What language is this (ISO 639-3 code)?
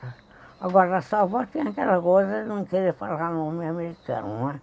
por